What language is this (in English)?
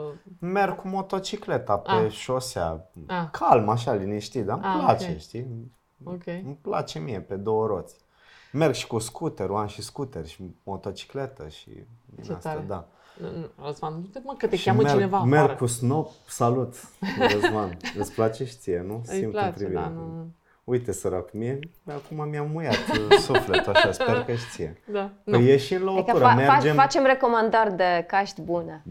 Romanian